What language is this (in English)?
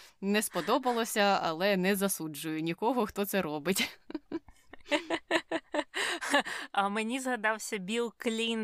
Ukrainian